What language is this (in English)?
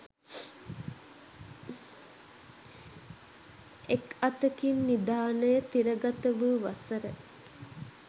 Sinhala